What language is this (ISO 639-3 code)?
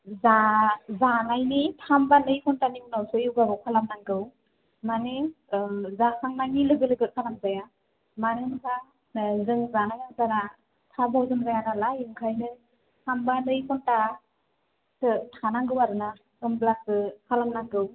brx